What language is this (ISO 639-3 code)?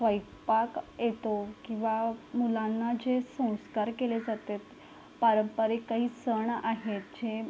mar